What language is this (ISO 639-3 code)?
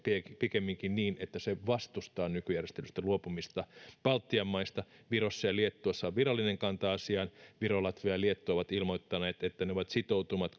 fin